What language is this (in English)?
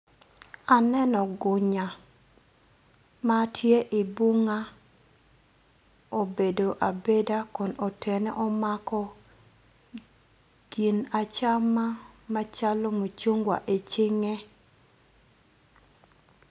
Acoli